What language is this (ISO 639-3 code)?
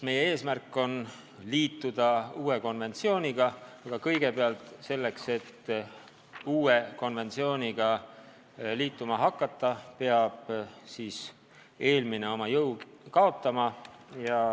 est